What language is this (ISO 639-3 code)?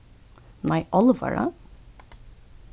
fao